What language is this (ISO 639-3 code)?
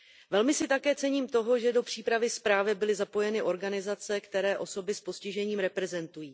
ces